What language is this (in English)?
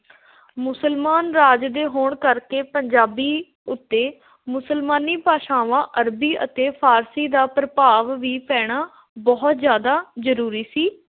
Punjabi